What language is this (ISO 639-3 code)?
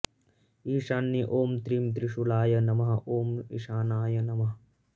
san